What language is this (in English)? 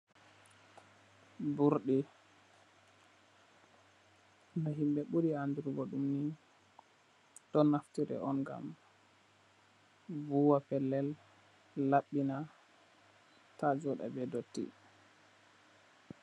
Fula